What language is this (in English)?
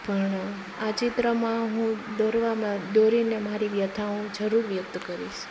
Gujarati